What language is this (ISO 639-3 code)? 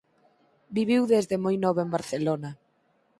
glg